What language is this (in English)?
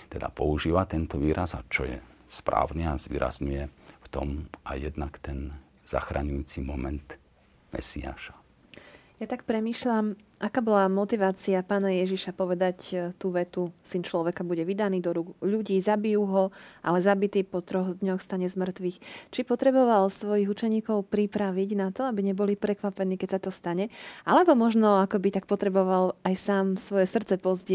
Slovak